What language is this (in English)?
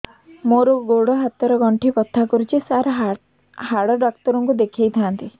Odia